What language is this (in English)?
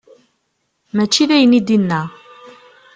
Kabyle